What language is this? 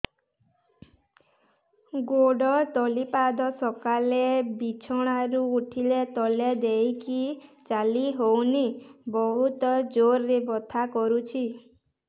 Odia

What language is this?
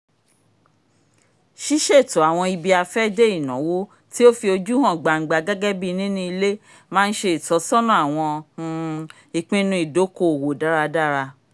Yoruba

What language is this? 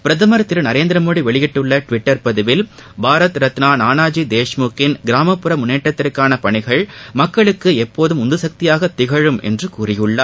Tamil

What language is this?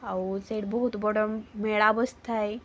Odia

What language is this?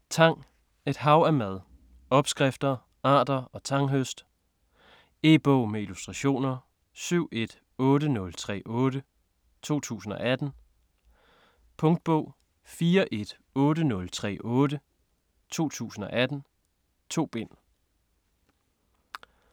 Danish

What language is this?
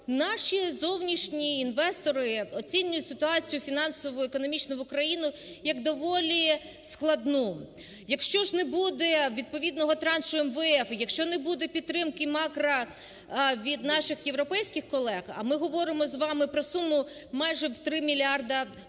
Ukrainian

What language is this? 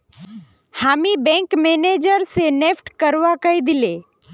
Magahi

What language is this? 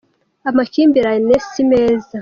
Kinyarwanda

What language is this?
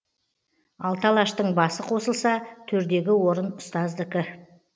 Kazakh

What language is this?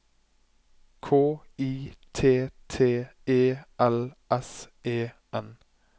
Norwegian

